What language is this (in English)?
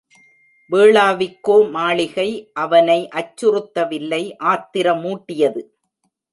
Tamil